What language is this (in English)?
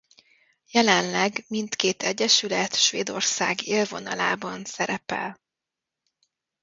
Hungarian